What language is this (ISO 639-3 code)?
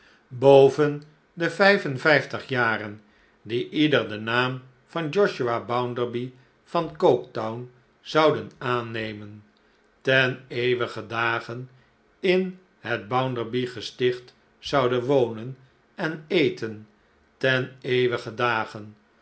nld